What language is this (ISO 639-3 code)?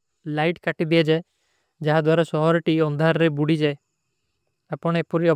uki